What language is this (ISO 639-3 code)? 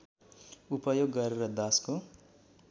nep